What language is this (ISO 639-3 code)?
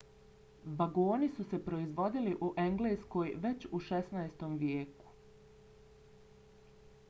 bos